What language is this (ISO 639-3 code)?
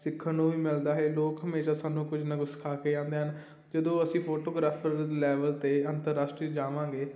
pan